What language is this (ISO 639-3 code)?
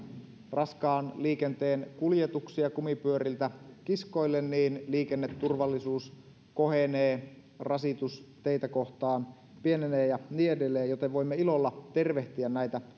fin